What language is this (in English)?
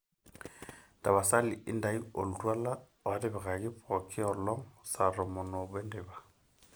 Masai